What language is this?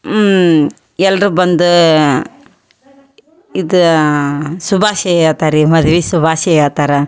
Kannada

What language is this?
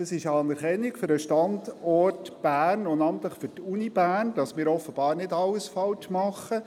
Swiss German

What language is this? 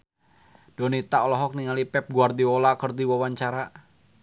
Sundanese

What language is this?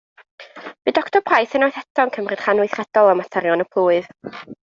Welsh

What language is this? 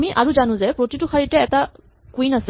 Assamese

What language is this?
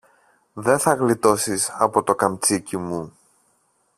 Greek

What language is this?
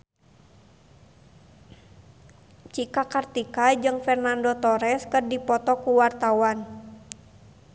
Sundanese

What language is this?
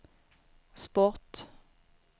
Swedish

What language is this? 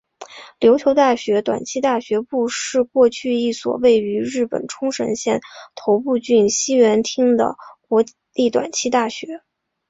Chinese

